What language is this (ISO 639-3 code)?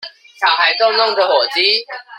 zho